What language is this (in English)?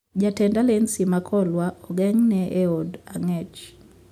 Luo (Kenya and Tanzania)